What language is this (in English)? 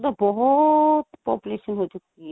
Punjabi